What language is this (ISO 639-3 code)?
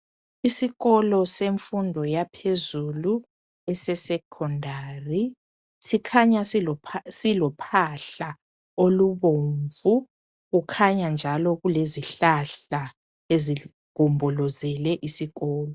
nde